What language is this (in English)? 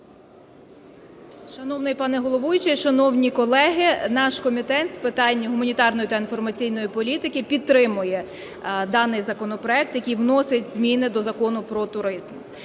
Ukrainian